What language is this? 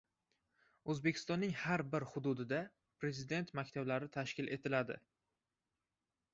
Uzbek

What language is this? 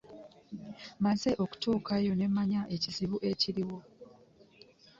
Ganda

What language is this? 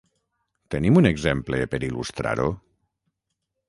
Catalan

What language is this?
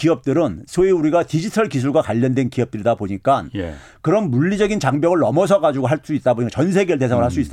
Korean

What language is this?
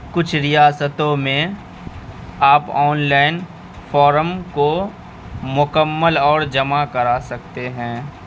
Urdu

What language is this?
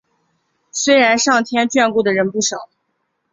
Chinese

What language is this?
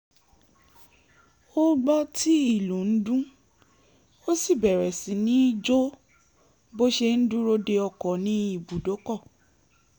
Yoruba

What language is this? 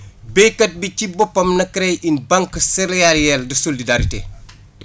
Wolof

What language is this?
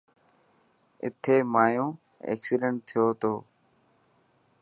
Dhatki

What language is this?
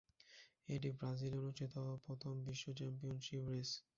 Bangla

